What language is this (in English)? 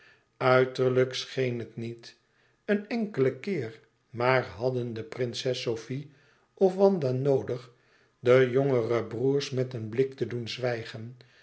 Dutch